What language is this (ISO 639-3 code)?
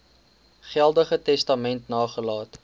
afr